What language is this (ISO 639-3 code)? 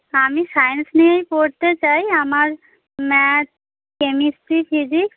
ben